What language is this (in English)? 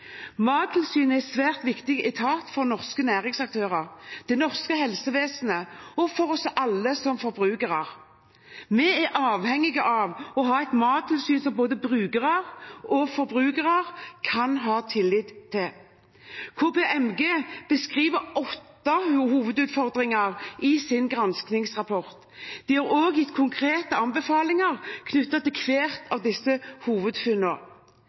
Norwegian Bokmål